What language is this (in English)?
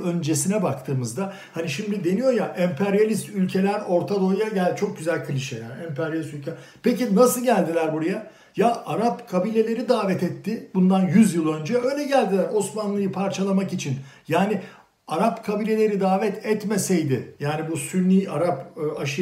Turkish